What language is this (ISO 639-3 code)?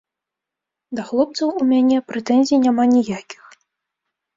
bel